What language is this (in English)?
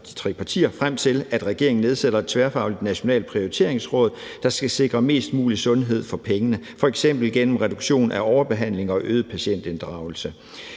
Danish